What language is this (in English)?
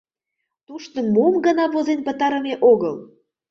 Mari